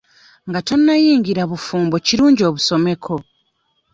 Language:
Ganda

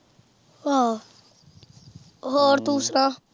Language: Punjabi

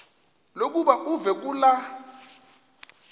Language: Xhosa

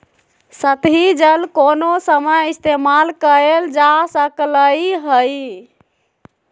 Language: Magahi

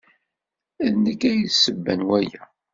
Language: Kabyle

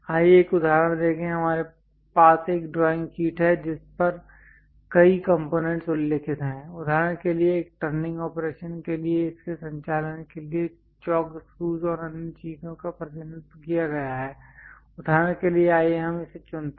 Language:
Hindi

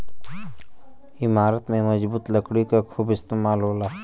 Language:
Bhojpuri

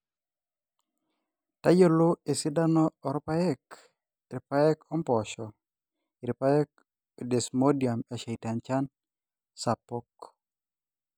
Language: Masai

